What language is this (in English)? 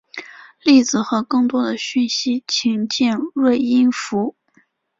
Chinese